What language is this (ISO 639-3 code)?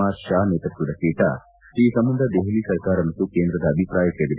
kan